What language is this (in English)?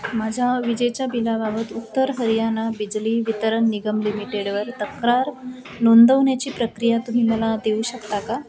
Marathi